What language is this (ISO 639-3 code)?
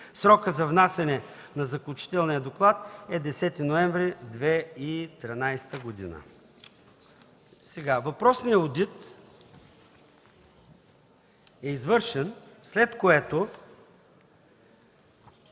bul